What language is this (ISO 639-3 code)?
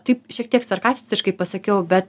lit